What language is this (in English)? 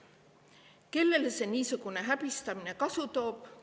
Estonian